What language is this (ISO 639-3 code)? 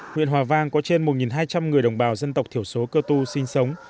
vie